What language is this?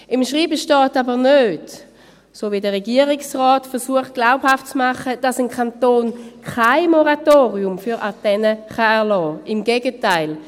Swiss German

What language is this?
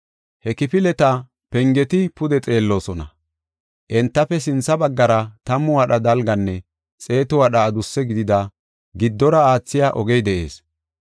Gofa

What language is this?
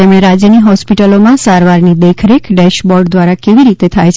Gujarati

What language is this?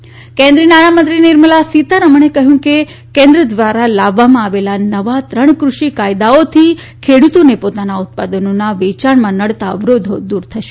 Gujarati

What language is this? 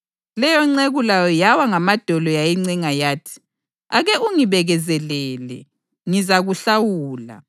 North Ndebele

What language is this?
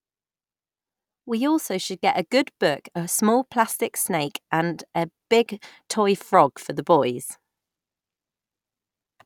English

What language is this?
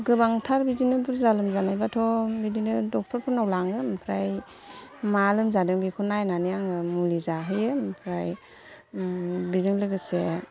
Bodo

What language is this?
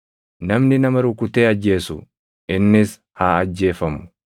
Oromo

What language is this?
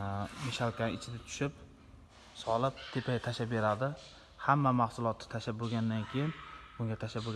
Uzbek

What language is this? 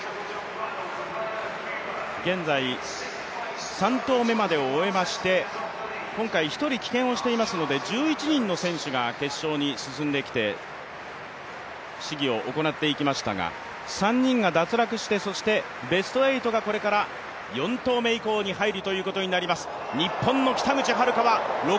Japanese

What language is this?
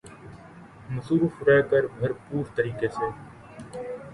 Urdu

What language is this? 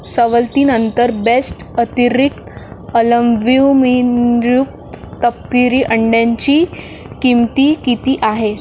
Marathi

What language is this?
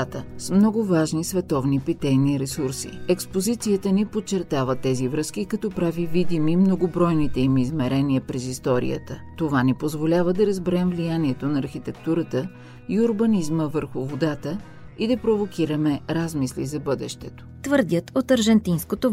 Bulgarian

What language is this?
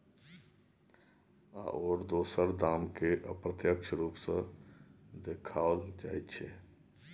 Maithili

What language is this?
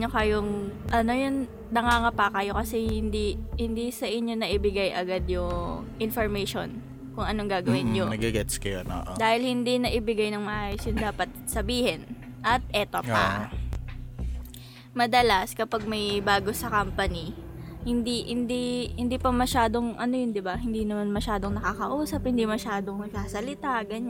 Filipino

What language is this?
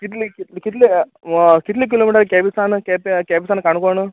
Konkani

